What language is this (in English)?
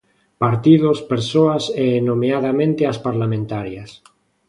Galician